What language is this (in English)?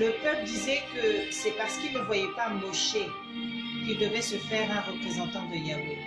French